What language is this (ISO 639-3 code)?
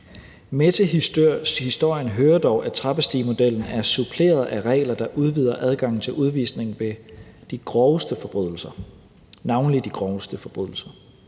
dan